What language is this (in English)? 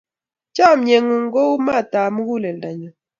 Kalenjin